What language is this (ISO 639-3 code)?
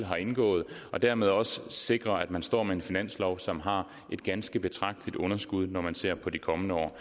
dan